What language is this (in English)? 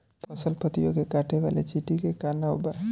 Bhojpuri